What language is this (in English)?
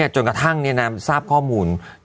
Thai